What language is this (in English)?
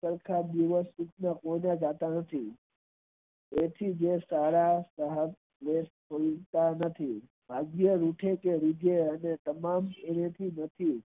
Gujarati